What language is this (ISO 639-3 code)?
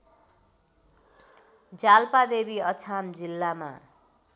nep